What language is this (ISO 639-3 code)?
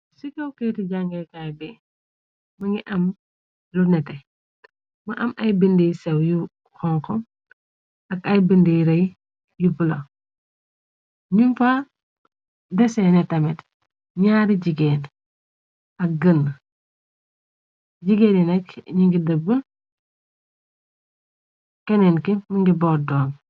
wol